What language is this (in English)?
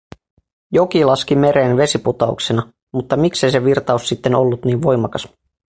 Finnish